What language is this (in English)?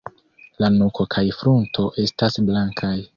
Esperanto